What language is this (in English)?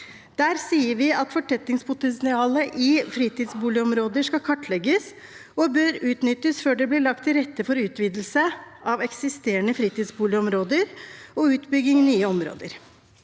Norwegian